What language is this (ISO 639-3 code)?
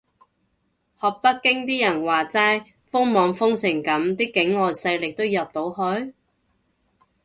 yue